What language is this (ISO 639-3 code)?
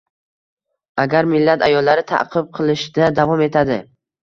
uzb